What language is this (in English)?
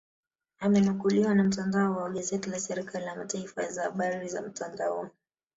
Swahili